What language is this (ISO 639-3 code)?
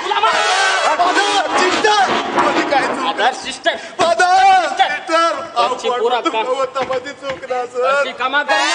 hin